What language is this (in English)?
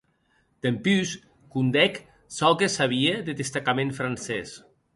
Occitan